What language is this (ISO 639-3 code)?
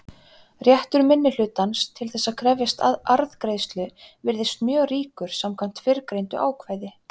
isl